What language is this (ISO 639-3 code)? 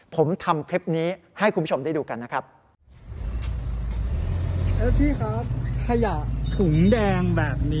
tha